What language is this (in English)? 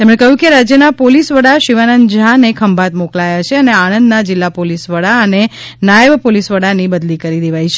Gujarati